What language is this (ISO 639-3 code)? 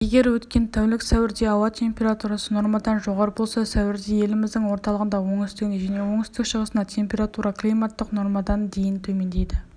kaz